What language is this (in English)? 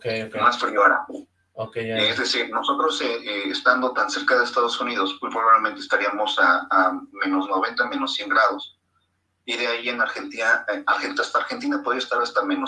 Spanish